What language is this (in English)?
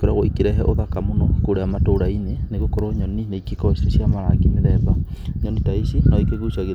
Kikuyu